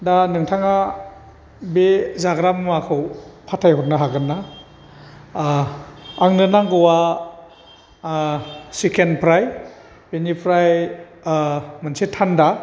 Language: Bodo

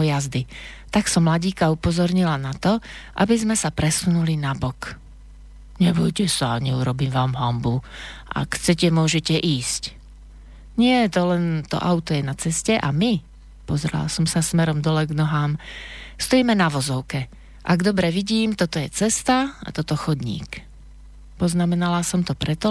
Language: Slovak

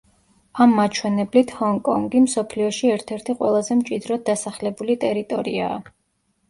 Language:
Georgian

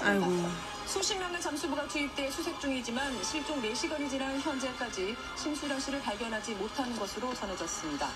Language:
Korean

